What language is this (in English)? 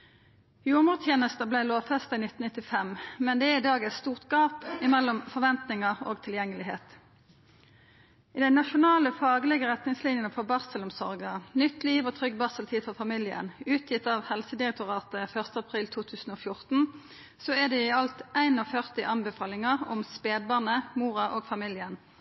Norwegian Nynorsk